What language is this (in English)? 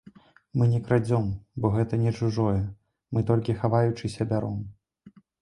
Belarusian